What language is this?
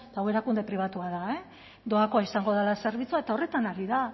Basque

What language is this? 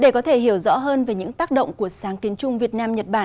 Vietnamese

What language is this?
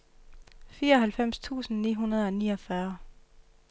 Danish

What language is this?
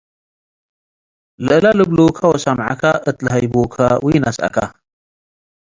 Tigre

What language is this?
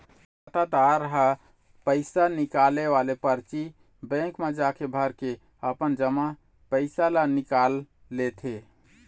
Chhattisgarhi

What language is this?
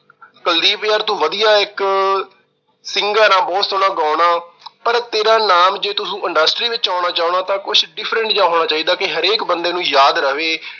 Punjabi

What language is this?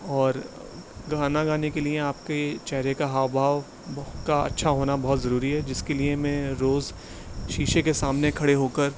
Urdu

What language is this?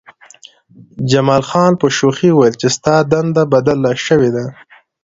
Pashto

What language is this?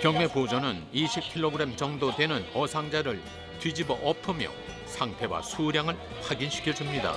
Korean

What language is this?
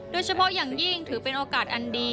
Thai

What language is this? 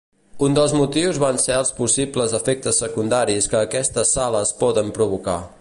Catalan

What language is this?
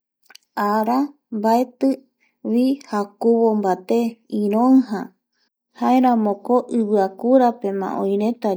Eastern Bolivian Guaraní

